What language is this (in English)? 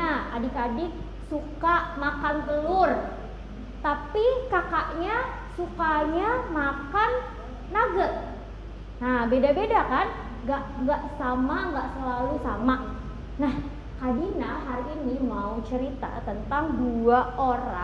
Indonesian